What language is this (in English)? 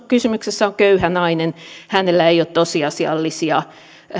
Finnish